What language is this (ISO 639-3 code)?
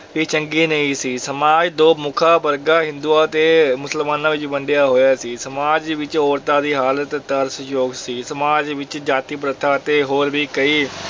pan